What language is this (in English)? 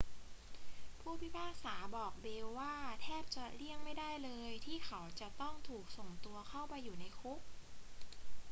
Thai